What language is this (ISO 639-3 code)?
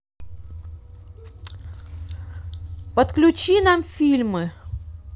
rus